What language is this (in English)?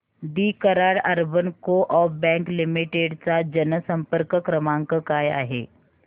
Marathi